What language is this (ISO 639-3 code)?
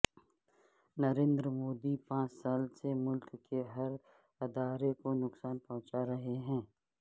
urd